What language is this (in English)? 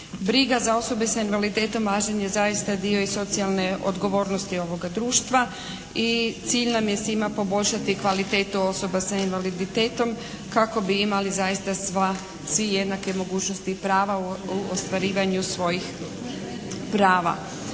Croatian